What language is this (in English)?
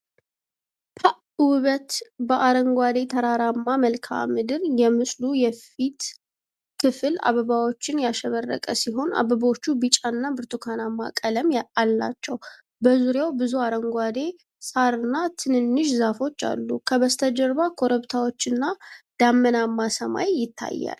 Amharic